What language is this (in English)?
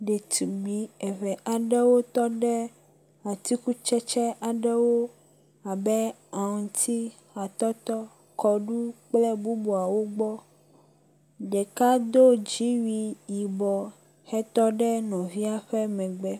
Ewe